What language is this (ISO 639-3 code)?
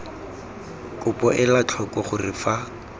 tsn